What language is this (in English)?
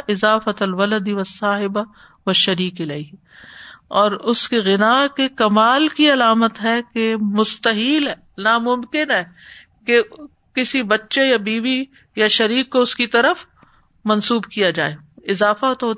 Urdu